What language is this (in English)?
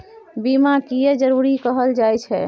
Maithili